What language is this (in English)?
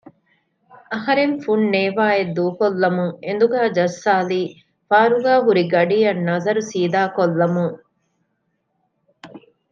Divehi